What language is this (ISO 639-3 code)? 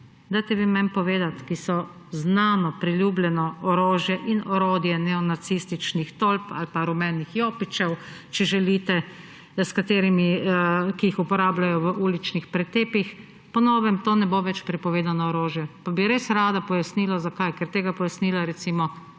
slv